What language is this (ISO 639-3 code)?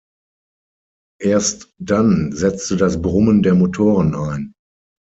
deu